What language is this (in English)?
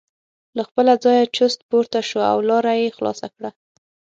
Pashto